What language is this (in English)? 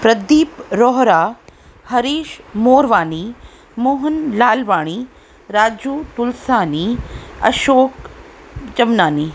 Sindhi